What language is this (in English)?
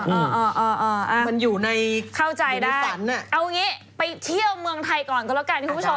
Thai